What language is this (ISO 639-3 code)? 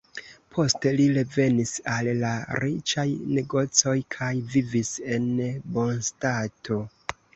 epo